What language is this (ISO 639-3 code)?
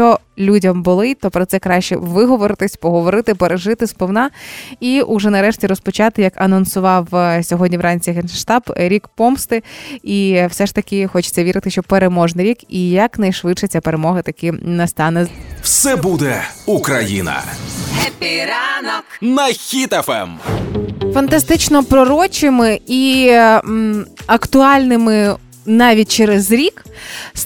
ukr